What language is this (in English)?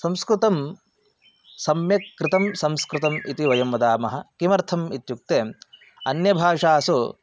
Sanskrit